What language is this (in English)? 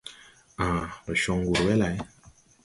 Tupuri